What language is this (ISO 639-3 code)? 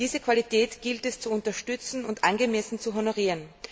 deu